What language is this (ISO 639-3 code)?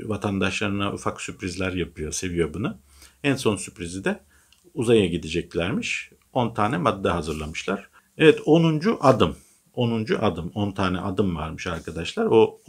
tur